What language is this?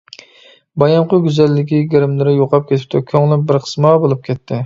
Uyghur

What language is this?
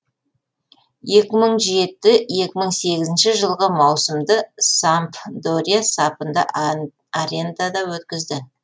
Kazakh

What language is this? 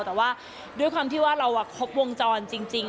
Thai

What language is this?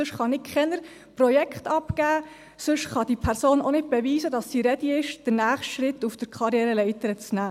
Swiss German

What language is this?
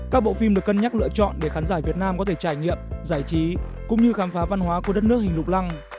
Vietnamese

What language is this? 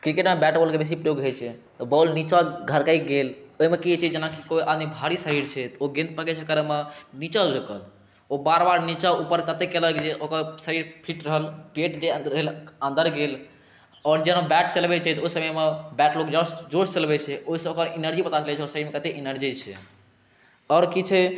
Maithili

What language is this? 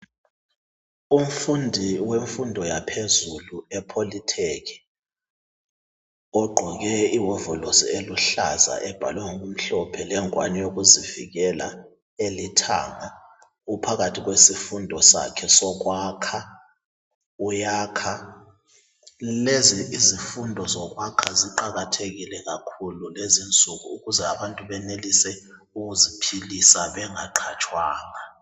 North Ndebele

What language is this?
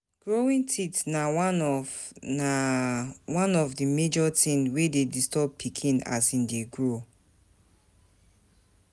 Nigerian Pidgin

